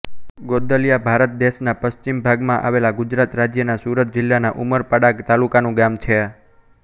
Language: Gujarati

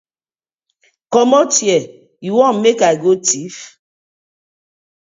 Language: Nigerian Pidgin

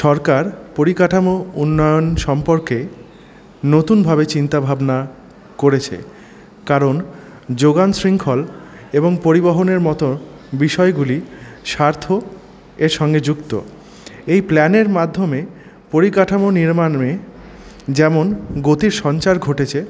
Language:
Bangla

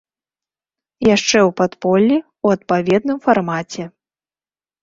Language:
Belarusian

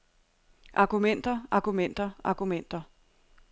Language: Danish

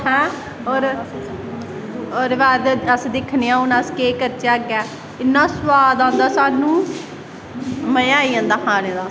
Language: Dogri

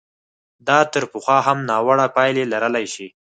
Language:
Pashto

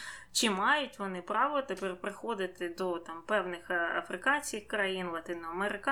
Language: Ukrainian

